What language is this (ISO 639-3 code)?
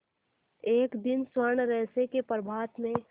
hin